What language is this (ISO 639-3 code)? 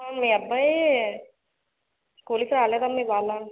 tel